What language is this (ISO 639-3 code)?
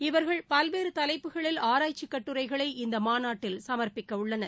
tam